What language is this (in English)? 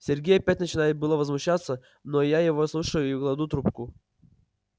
Russian